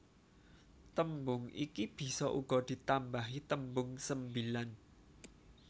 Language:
Javanese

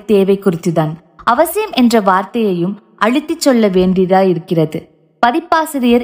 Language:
Tamil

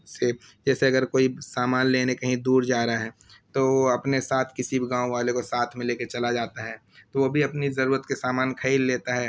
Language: Urdu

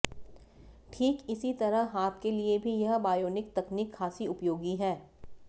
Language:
Hindi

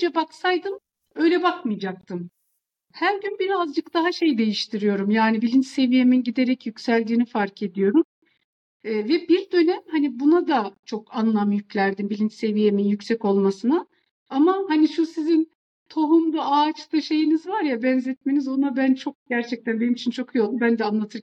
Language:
Turkish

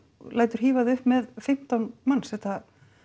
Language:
Icelandic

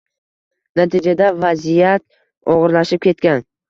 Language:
Uzbek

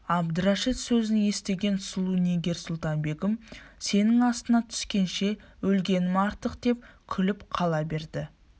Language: Kazakh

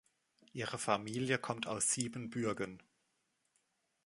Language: German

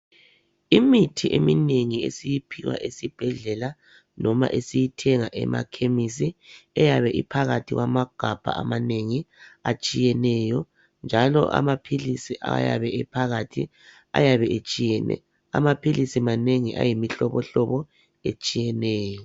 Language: North Ndebele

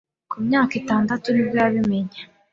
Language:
Kinyarwanda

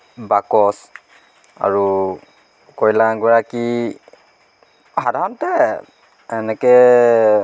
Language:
Assamese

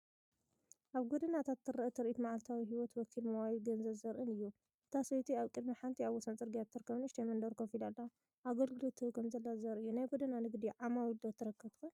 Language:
Tigrinya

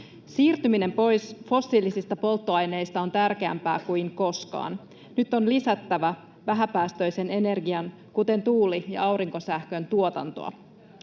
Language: Finnish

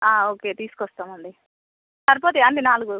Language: Telugu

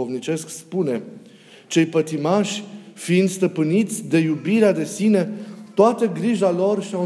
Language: Romanian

